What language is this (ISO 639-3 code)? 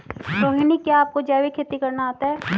hin